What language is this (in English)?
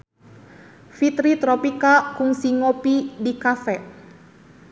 Sundanese